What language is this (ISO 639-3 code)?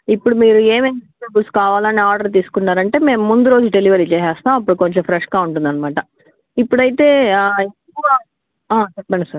tel